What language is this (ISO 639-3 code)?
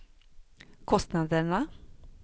swe